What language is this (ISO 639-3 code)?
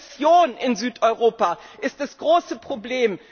deu